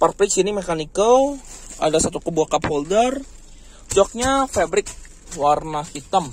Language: Indonesian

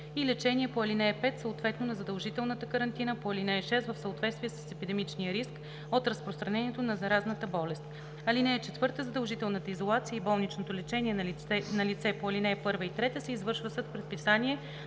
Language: Bulgarian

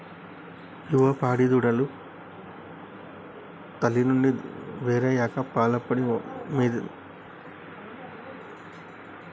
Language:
Telugu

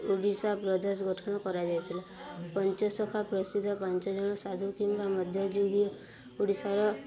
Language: Odia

